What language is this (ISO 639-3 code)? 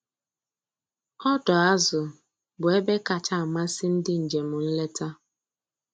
ibo